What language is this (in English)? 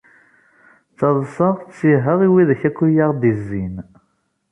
Kabyle